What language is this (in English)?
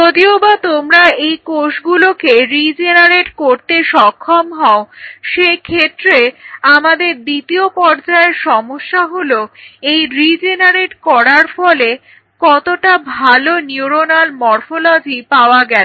Bangla